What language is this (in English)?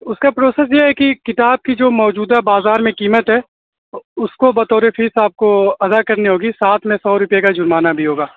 Urdu